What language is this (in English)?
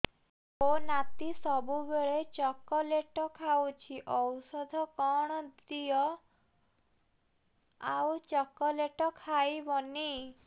Odia